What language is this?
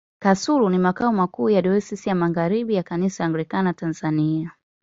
Swahili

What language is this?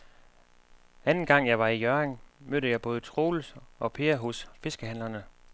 Danish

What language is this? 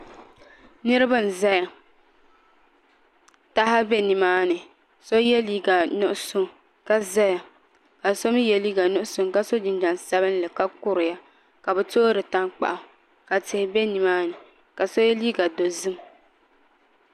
Dagbani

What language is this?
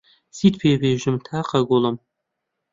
Central Kurdish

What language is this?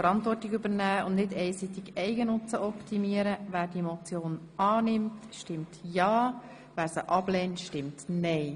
Swiss German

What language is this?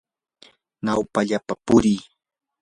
Yanahuanca Pasco Quechua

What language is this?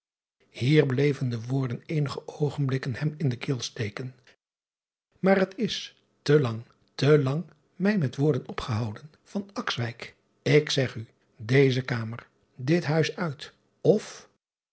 Dutch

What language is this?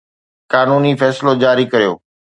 Sindhi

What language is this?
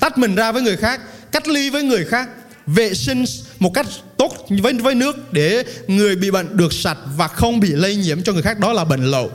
Vietnamese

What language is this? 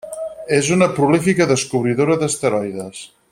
Catalan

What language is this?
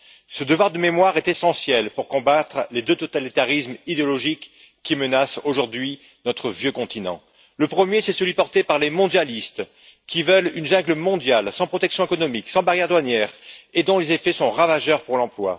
French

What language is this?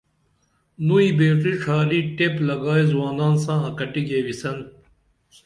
Dameli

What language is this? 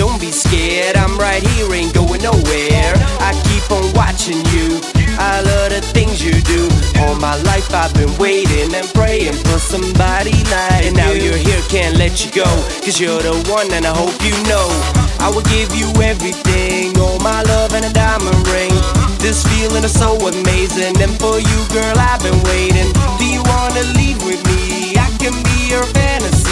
English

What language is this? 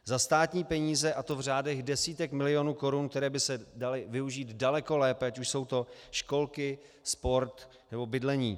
Czech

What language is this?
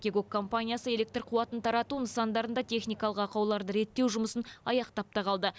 Kazakh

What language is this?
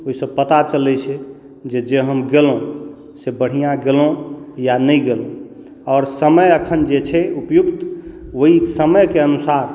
Maithili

